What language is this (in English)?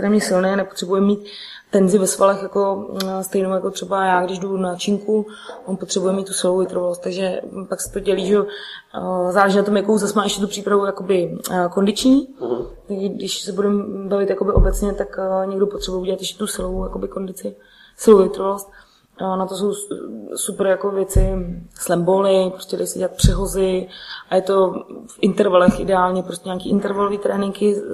Czech